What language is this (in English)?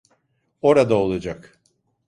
Turkish